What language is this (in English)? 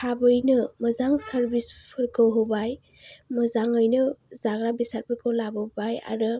Bodo